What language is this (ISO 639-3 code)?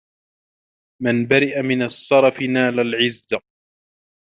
ara